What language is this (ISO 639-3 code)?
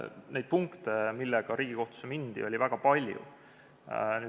est